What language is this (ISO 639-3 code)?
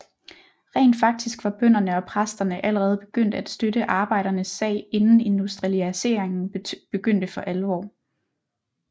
dan